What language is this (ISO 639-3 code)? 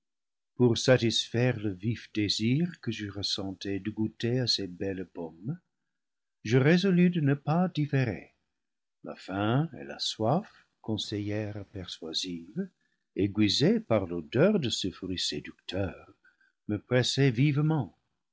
fra